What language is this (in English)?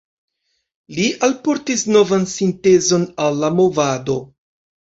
Esperanto